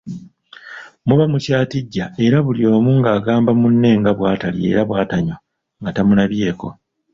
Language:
Ganda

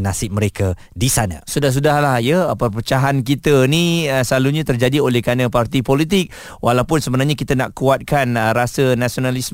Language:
Malay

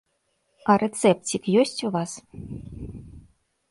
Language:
Belarusian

